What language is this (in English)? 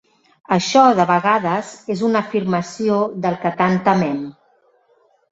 Catalan